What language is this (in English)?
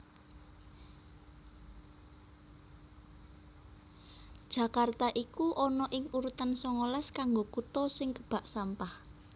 Javanese